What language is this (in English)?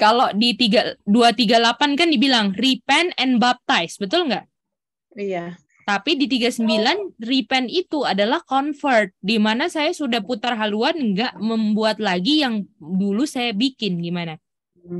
Indonesian